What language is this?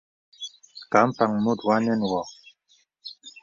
Bebele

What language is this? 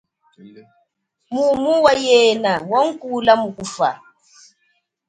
Chokwe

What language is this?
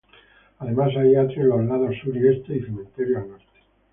Spanish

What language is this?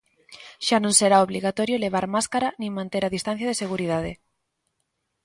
Galician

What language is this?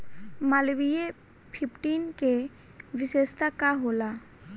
Bhojpuri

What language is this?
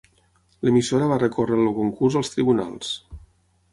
Catalan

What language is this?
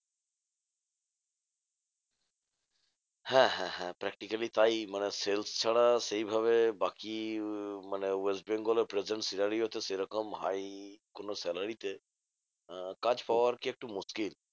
Bangla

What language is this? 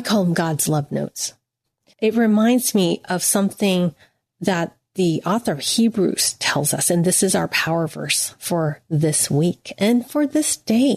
English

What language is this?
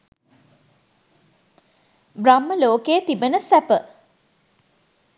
Sinhala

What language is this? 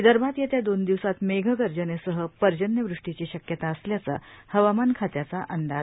Marathi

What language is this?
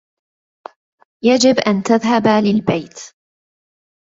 Arabic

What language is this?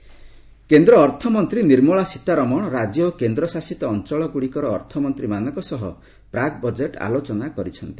Odia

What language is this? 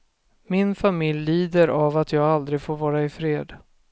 Swedish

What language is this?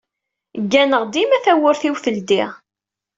Kabyle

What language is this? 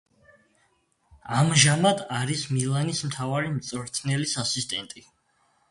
Georgian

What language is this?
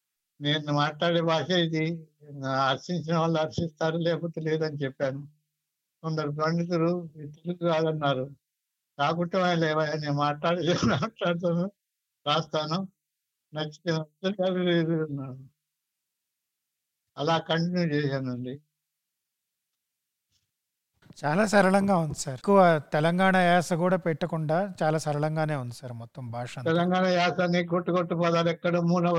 Telugu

